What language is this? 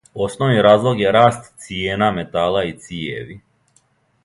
Serbian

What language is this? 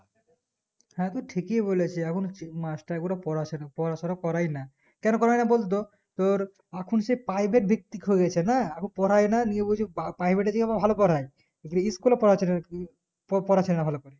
Bangla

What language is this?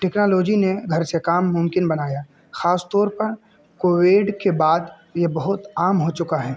Urdu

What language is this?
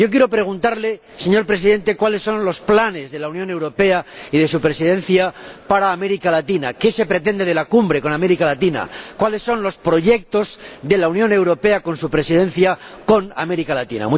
Spanish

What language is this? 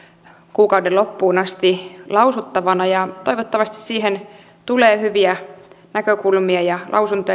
Finnish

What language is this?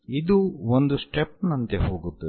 Kannada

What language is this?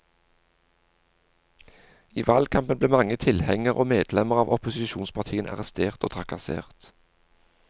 Norwegian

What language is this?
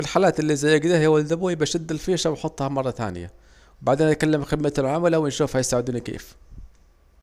Saidi Arabic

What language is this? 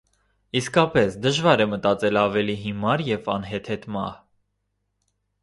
Armenian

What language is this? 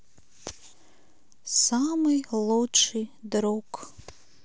Russian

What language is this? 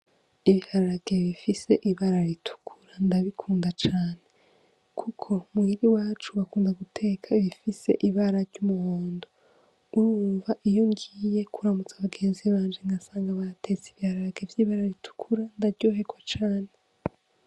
Rundi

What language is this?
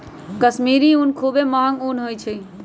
Magahi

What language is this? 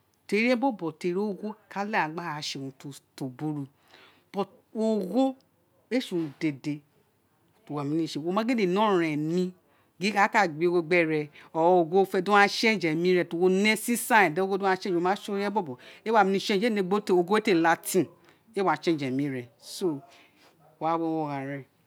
Isekiri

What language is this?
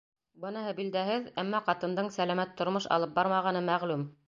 Bashkir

